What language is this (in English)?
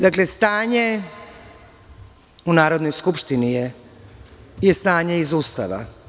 Serbian